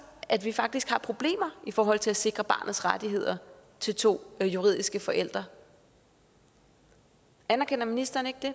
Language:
Danish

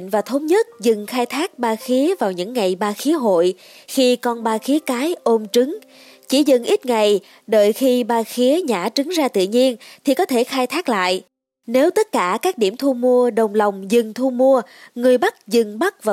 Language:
Vietnamese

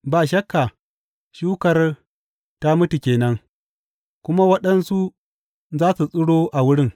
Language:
Hausa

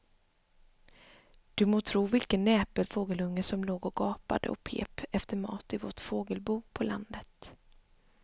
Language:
Swedish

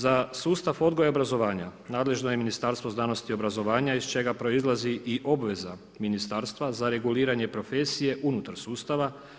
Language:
Croatian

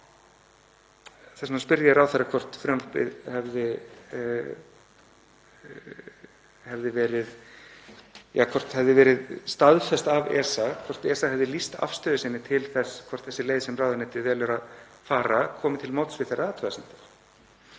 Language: Icelandic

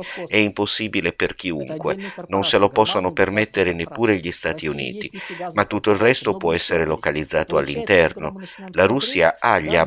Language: Italian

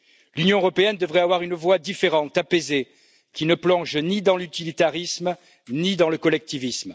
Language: French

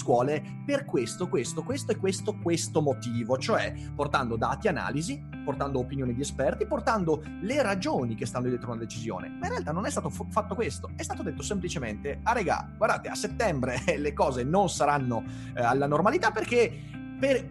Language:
Italian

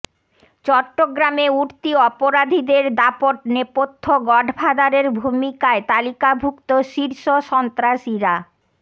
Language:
Bangla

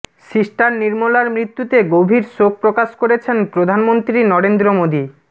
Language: Bangla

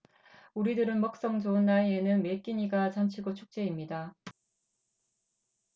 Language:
Korean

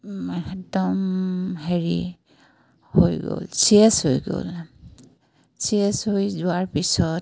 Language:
Assamese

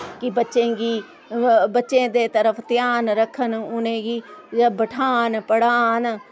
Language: Dogri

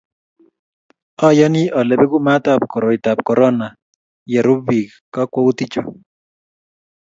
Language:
Kalenjin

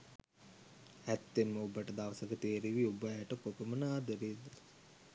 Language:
Sinhala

